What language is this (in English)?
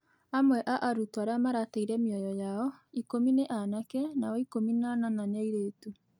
Kikuyu